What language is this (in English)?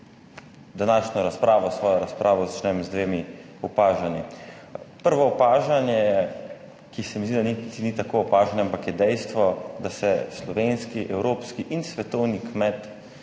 Slovenian